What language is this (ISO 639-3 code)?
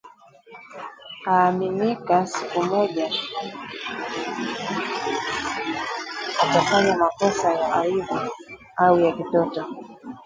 swa